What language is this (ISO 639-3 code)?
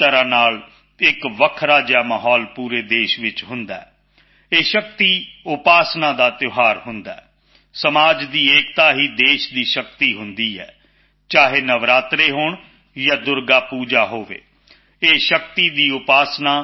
pan